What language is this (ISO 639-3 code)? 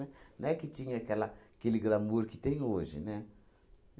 por